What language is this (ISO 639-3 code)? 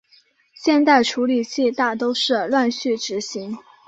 zho